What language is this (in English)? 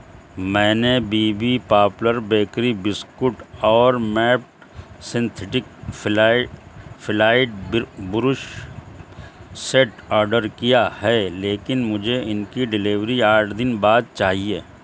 Urdu